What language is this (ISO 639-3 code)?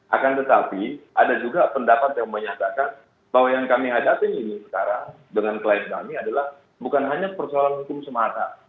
ind